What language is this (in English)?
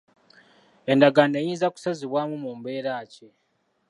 Ganda